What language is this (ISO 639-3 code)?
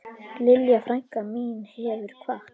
isl